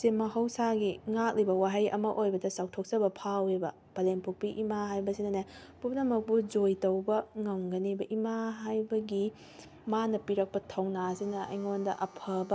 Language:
Manipuri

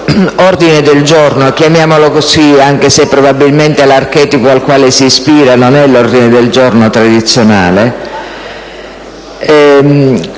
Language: Italian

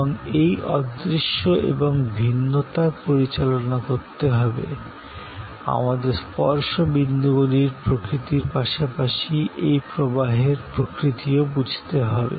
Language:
Bangla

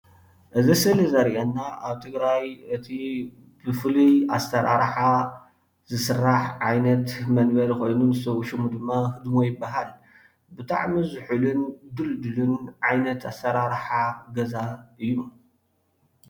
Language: Tigrinya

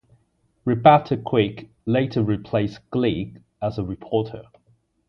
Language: English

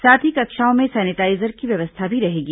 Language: Hindi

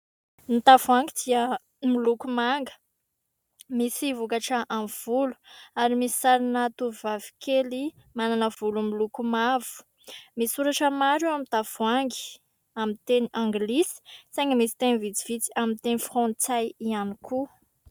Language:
Malagasy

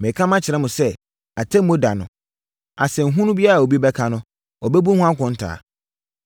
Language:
Akan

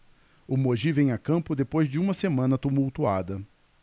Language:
Portuguese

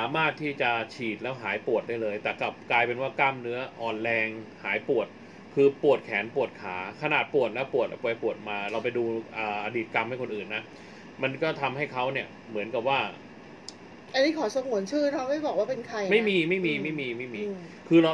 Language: Thai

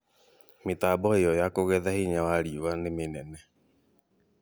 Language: Kikuyu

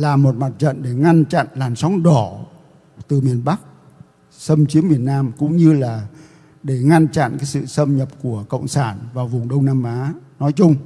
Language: Vietnamese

